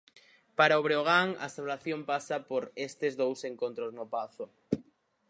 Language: Galician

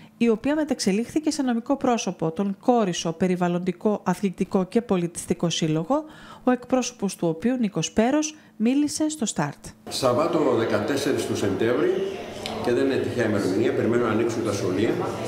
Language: Greek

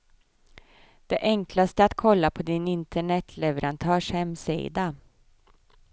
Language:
Swedish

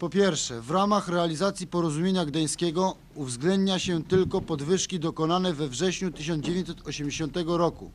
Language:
Polish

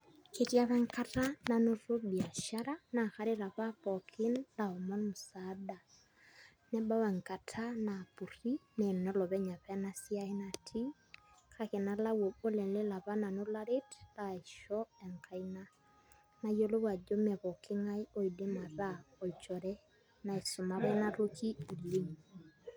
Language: Masai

